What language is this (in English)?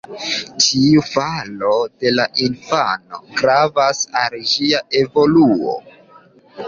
Esperanto